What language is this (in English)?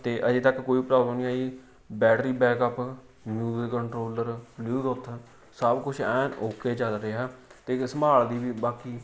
Punjabi